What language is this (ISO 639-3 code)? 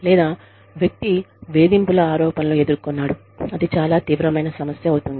tel